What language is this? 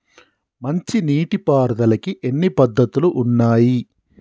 Telugu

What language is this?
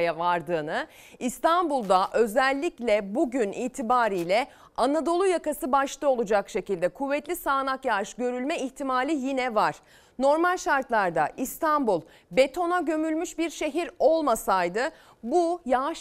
Turkish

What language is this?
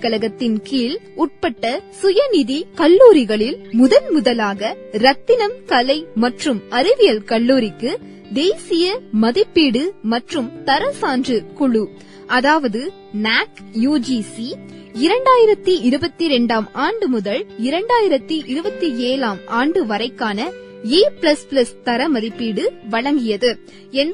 Tamil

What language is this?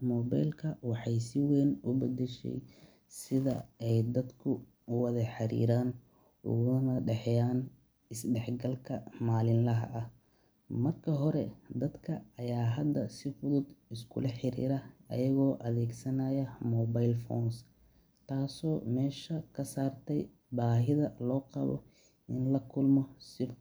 Somali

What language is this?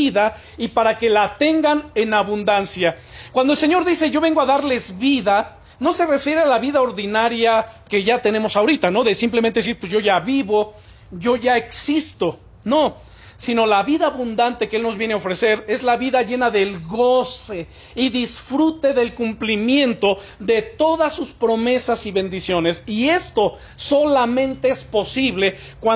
Spanish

